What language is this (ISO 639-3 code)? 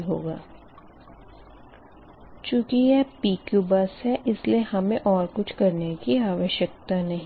hin